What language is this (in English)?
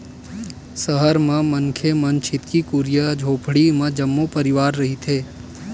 Chhattisgarhi